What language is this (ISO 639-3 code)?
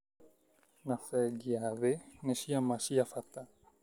kik